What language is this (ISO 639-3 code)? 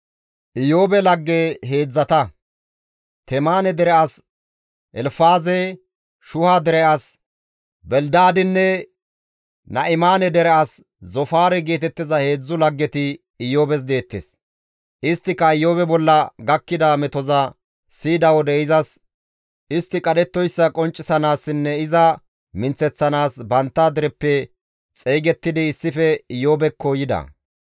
gmv